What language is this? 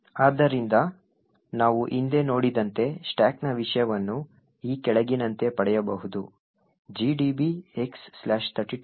Kannada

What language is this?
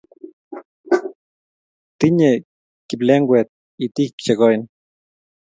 Kalenjin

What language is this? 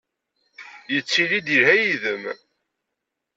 Kabyle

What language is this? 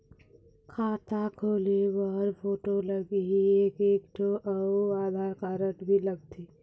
Chhattisgarhi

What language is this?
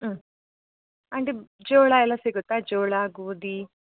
Kannada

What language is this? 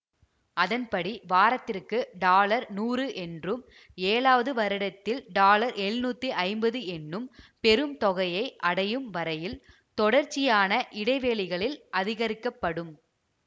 Tamil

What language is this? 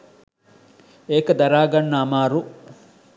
Sinhala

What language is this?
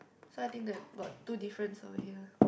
English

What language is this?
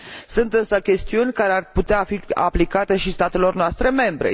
Romanian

